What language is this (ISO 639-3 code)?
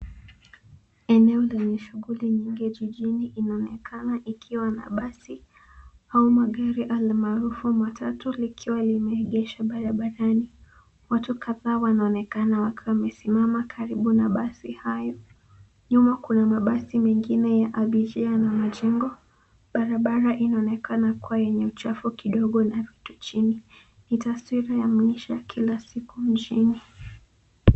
swa